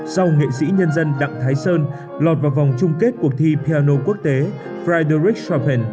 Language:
Vietnamese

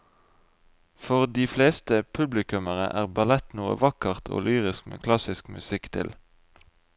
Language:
Norwegian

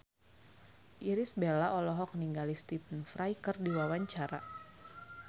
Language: Sundanese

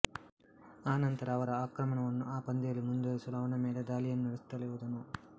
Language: Kannada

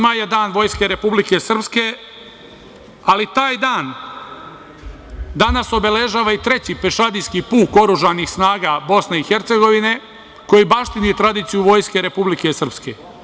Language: Serbian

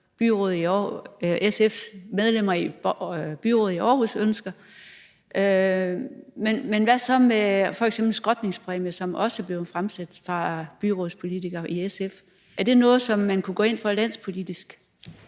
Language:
Danish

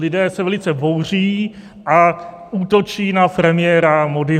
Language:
Czech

